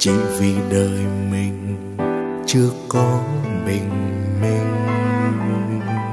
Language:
Vietnamese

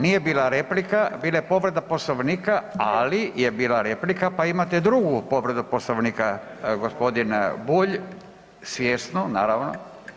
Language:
Croatian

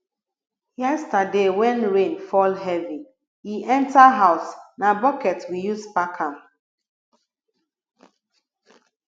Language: Nigerian Pidgin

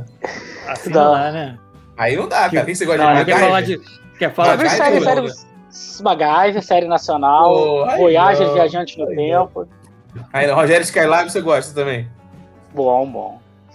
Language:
Portuguese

